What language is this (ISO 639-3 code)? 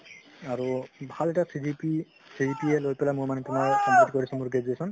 asm